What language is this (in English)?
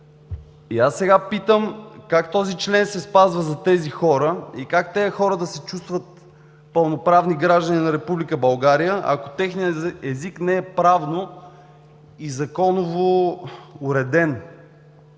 Bulgarian